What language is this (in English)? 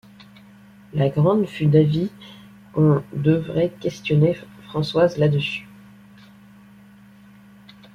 French